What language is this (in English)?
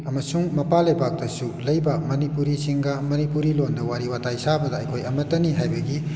Manipuri